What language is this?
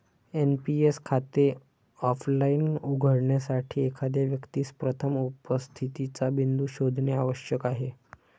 Marathi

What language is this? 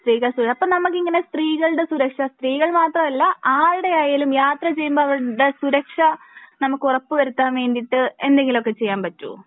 Malayalam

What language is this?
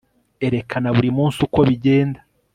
Kinyarwanda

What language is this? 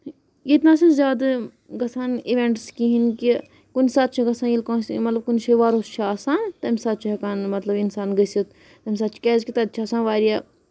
Kashmiri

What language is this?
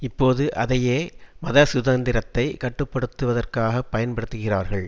Tamil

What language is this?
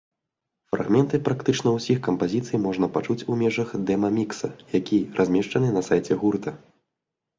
Belarusian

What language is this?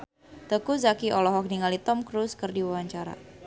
Sundanese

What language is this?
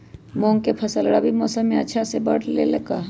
Magahi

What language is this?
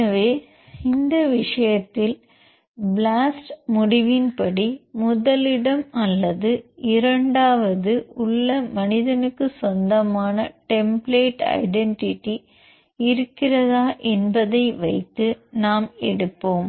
Tamil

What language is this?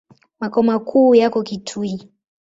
Swahili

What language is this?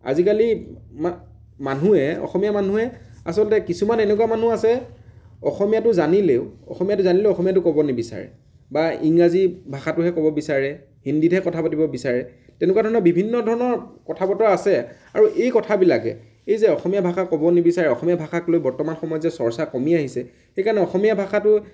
Assamese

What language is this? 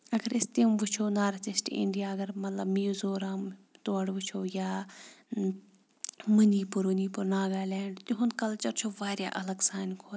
Kashmiri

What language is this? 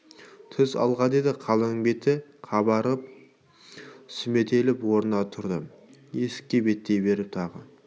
Kazakh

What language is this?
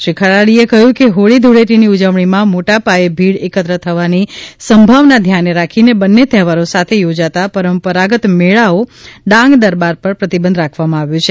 Gujarati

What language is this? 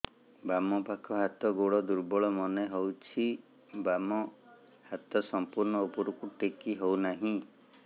Odia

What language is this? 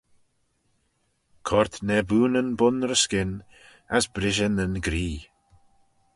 Manx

